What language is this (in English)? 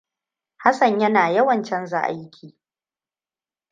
Hausa